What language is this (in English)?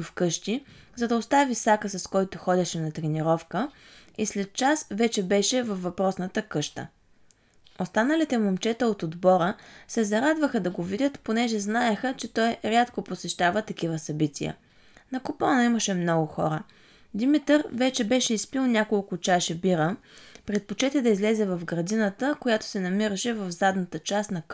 Bulgarian